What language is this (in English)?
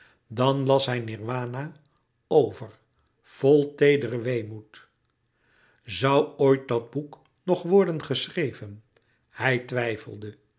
Dutch